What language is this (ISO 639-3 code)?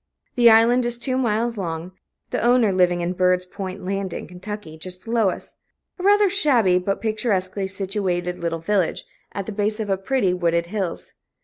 eng